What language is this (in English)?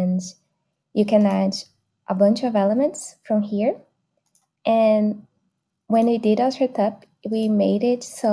English